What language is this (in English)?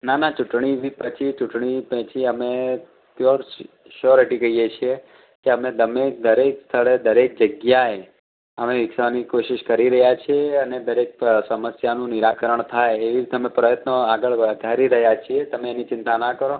Gujarati